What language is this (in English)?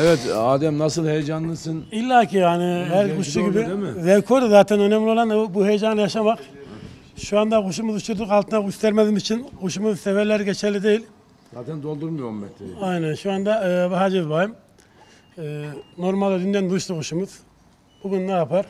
Turkish